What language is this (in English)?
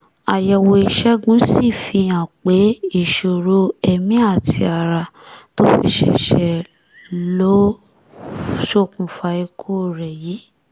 Yoruba